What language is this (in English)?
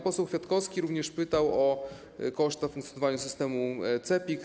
Polish